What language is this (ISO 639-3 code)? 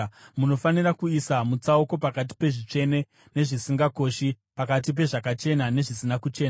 sna